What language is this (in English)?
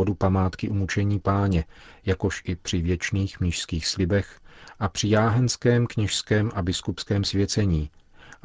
Czech